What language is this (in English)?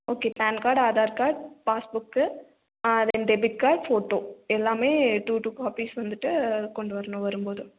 Tamil